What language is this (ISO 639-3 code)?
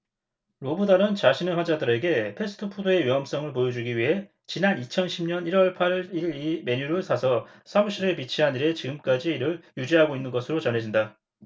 kor